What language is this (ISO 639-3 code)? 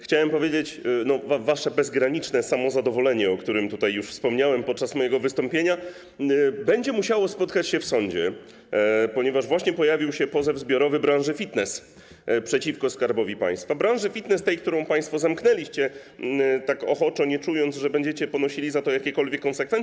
pol